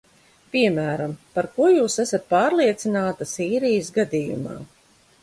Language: Latvian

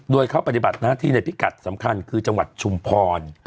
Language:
Thai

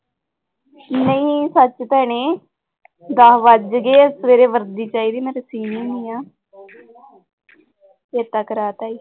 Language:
Punjabi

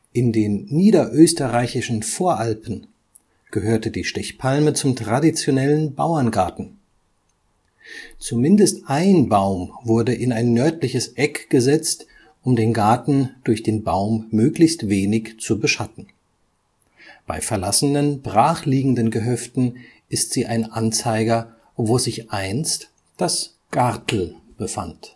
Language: German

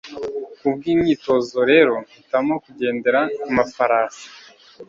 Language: Kinyarwanda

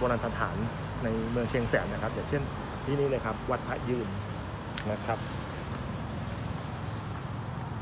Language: Thai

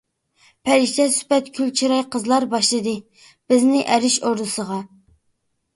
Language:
Uyghur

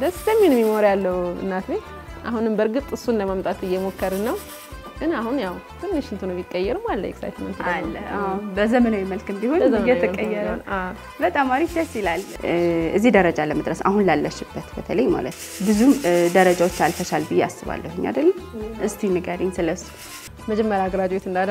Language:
Arabic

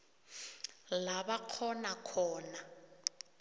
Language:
South Ndebele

